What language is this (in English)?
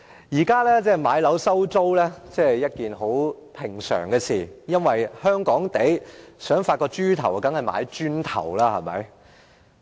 Cantonese